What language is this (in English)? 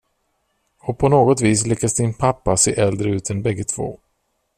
Swedish